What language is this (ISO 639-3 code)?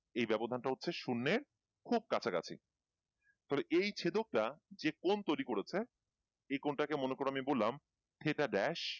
ben